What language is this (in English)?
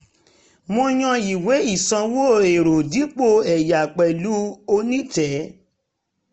Yoruba